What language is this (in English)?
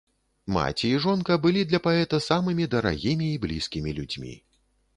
Belarusian